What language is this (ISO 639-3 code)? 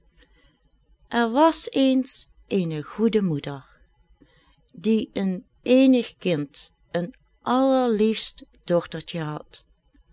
nld